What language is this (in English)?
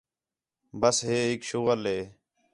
Khetrani